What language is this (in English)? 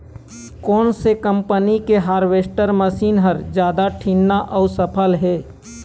Chhattisgarhi